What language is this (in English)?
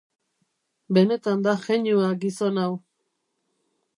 Basque